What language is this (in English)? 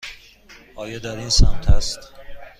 Persian